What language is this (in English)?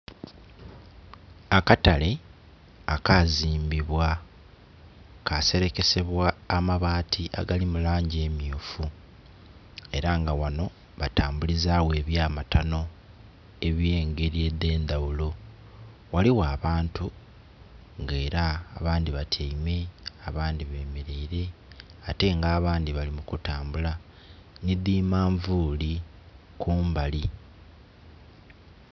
Soga